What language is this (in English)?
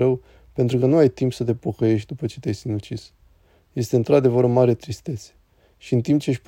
Romanian